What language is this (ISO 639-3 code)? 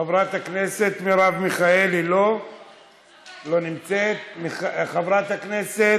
heb